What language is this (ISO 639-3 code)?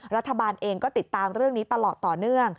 tha